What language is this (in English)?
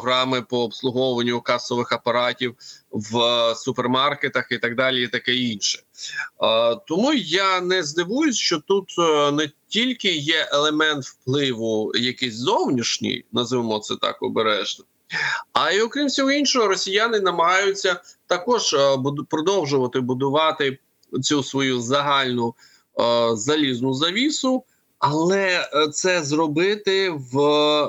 Ukrainian